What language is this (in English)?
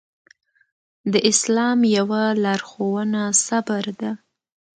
Pashto